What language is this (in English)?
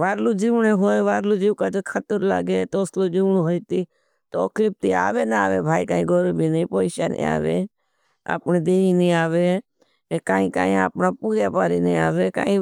Bhili